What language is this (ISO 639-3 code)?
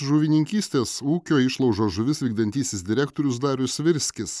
lit